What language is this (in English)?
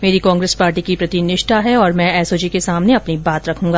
Hindi